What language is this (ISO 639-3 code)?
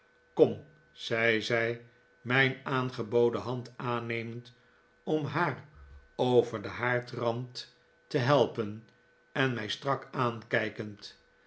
nld